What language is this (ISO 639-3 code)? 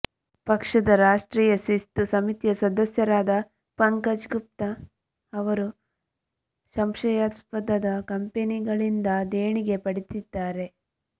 kan